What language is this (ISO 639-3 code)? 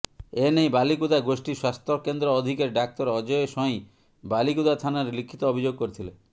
ori